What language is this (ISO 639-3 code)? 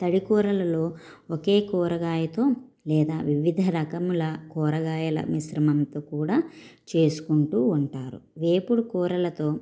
tel